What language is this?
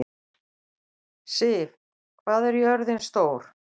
Icelandic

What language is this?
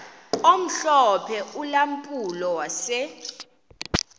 Xhosa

